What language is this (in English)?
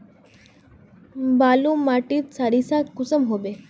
Magahi